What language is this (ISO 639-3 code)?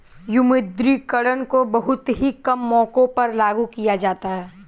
hin